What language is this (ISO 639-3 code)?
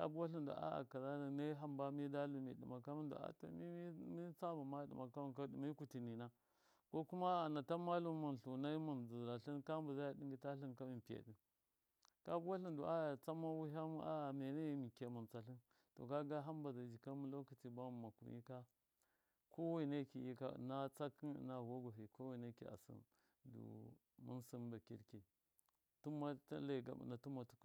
mkf